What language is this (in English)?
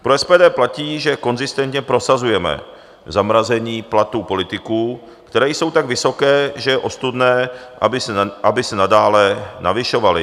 Czech